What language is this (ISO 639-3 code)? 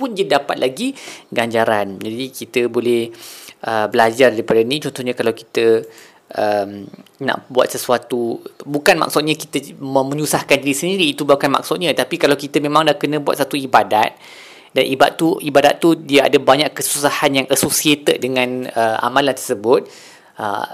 msa